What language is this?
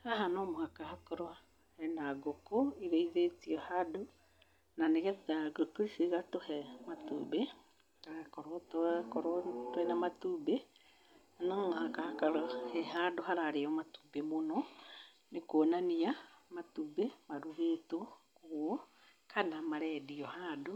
Kikuyu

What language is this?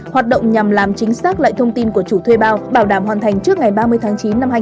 Vietnamese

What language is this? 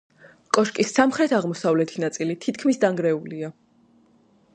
Georgian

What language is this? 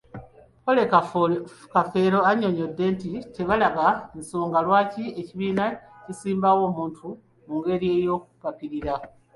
Ganda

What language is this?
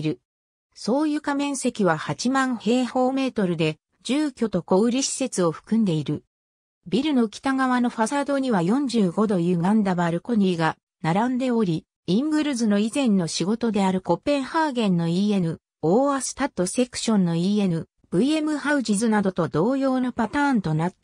Japanese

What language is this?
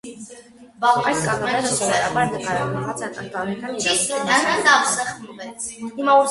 Armenian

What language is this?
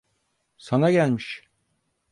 Turkish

